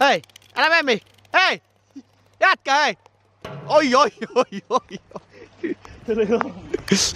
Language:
Finnish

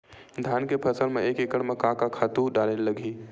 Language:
Chhattisgarhi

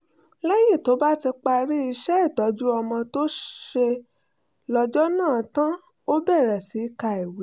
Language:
Yoruba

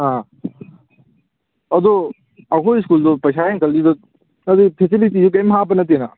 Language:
Manipuri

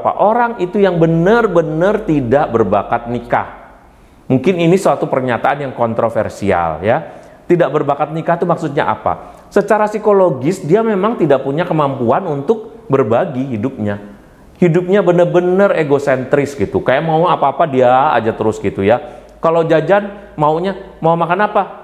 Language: Indonesian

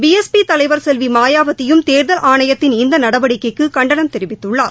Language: Tamil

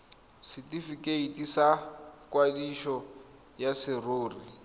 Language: Tswana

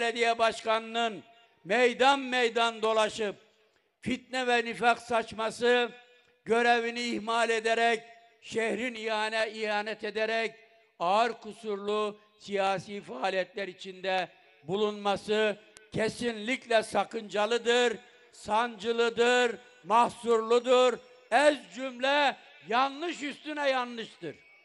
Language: Turkish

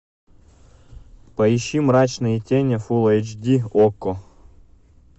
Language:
Russian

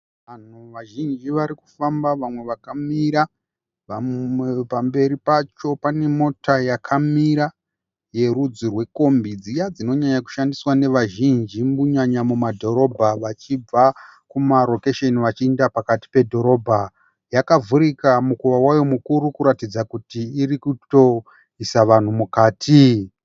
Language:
Shona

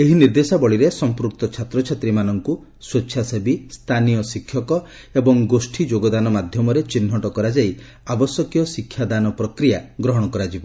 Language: Odia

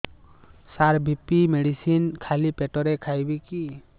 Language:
Odia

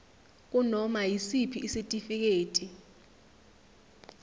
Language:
Zulu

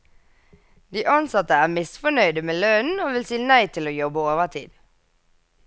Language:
Norwegian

